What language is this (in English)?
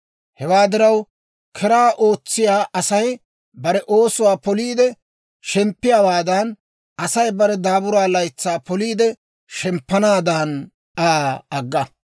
Dawro